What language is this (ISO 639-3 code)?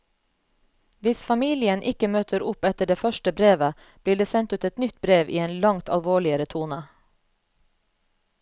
nor